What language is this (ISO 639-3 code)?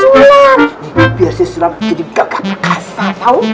ind